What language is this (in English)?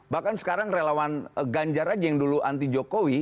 Indonesian